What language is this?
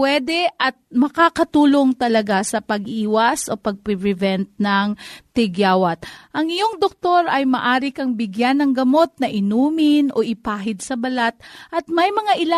Filipino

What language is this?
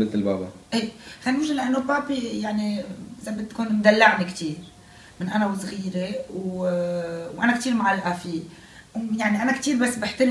Arabic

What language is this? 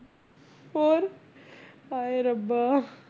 Punjabi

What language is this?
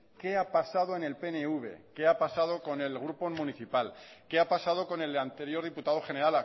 Spanish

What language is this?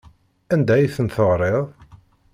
Kabyle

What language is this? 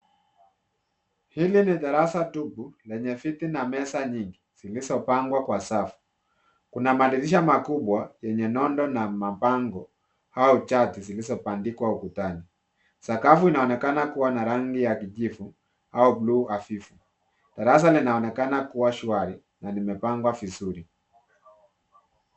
Swahili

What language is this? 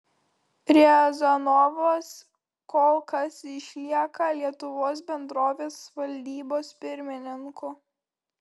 Lithuanian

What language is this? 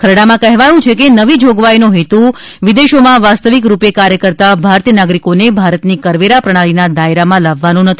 Gujarati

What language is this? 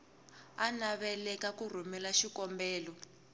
Tsonga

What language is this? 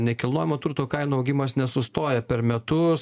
Lithuanian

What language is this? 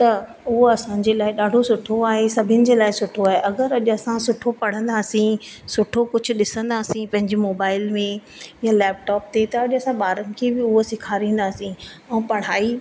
Sindhi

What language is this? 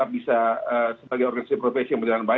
Indonesian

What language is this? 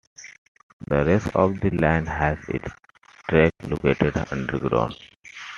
English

